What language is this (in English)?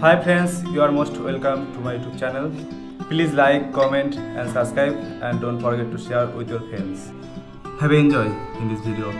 English